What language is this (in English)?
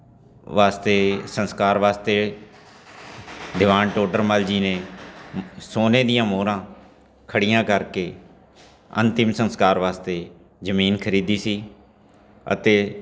Punjabi